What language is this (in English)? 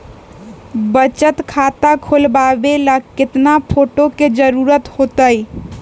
Magahi